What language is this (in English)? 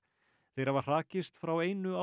Icelandic